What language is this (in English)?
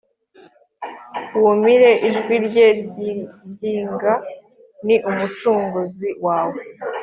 Kinyarwanda